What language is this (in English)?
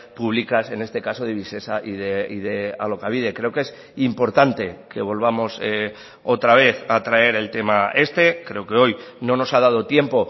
Spanish